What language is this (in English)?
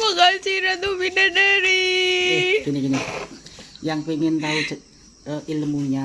Indonesian